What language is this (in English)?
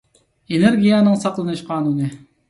Uyghur